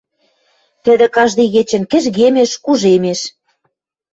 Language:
Western Mari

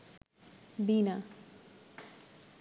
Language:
Bangla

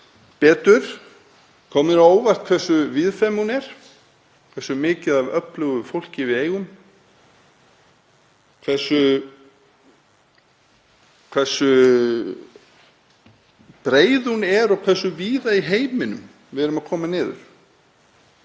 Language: Icelandic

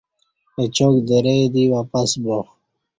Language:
Kati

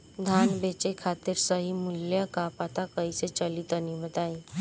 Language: Bhojpuri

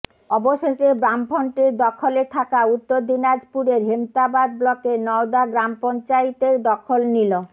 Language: Bangla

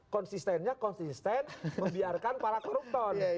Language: Indonesian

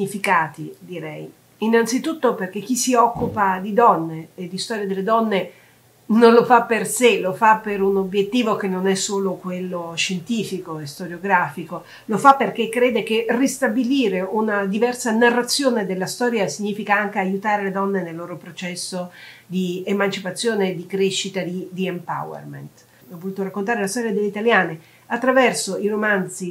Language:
Italian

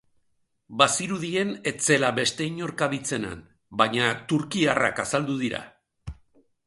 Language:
Basque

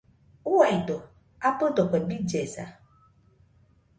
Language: Nüpode Huitoto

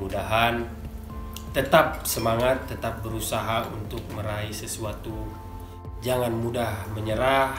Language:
Indonesian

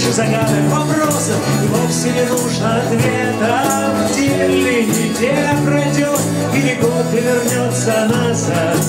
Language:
Russian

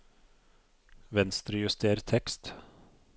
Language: Norwegian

